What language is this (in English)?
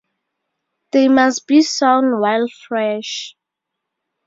English